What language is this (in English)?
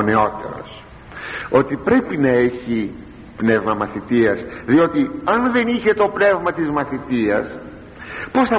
Greek